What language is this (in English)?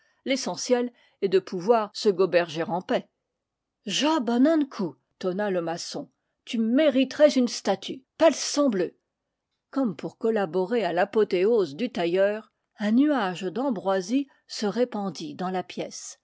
French